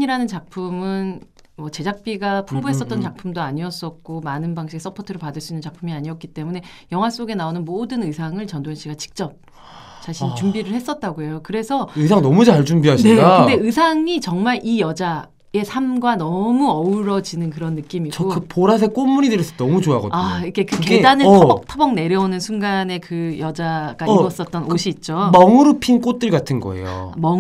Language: Korean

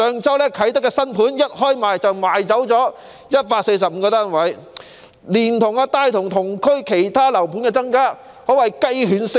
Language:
Cantonese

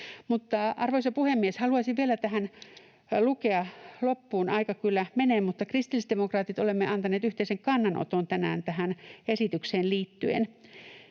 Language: Finnish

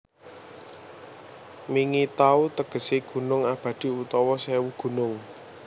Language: Javanese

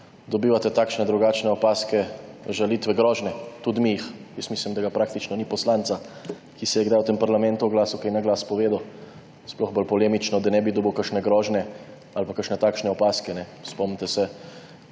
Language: Slovenian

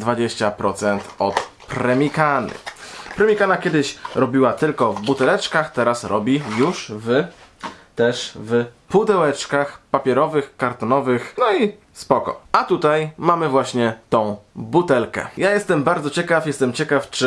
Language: Polish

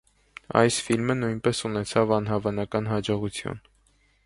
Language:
Armenian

